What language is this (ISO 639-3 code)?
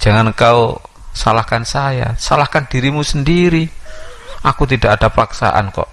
ind